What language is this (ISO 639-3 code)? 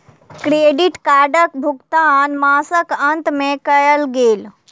mai